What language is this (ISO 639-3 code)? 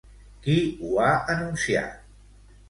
cat